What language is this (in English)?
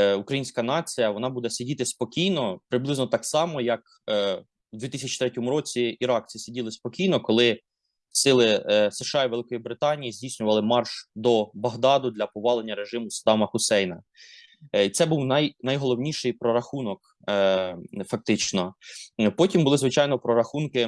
Ukrainian